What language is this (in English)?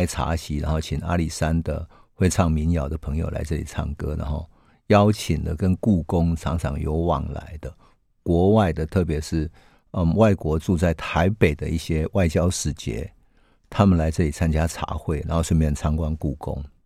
Chinese